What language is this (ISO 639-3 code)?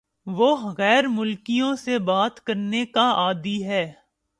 urd